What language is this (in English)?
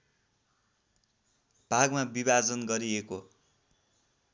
Nepali